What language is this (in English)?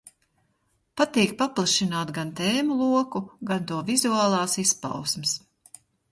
Latvian